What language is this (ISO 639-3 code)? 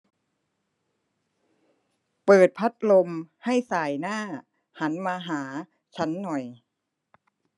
tha